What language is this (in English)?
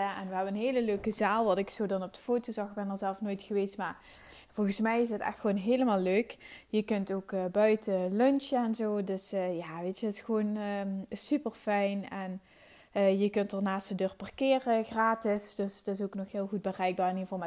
Dutch